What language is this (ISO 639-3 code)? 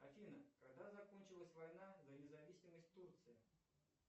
rus